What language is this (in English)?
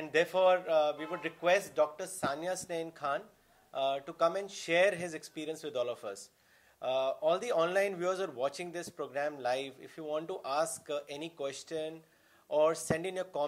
Urdu